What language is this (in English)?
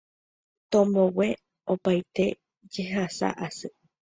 Guarani